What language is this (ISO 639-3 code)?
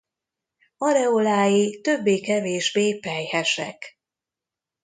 hun